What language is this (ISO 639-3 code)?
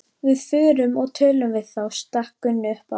isl